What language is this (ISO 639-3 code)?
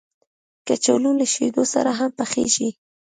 pus